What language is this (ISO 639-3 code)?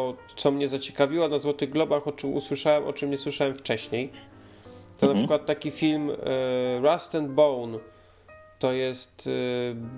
pol